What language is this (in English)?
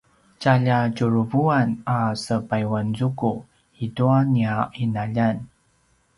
Paiwan